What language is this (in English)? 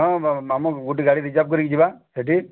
Odia